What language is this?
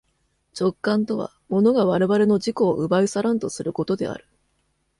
Japanese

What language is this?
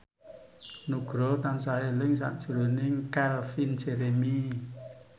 Javanese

